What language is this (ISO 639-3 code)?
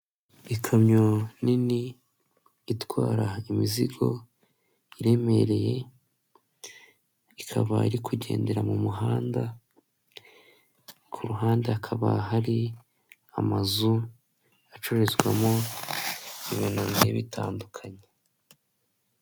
kin